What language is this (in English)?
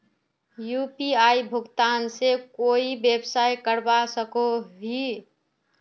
Magahi